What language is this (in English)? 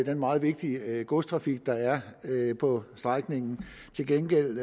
Danish